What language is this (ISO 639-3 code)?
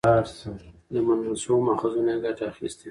pus